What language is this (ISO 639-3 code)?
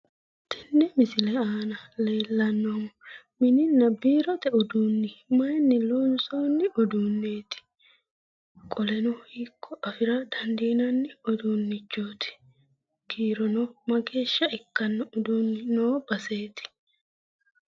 sid